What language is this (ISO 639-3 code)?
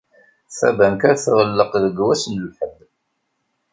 kab